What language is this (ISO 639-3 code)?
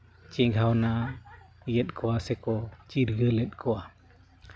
sat